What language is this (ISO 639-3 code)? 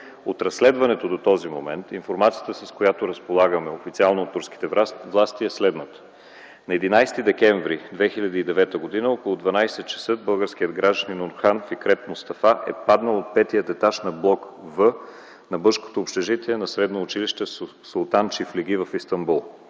bul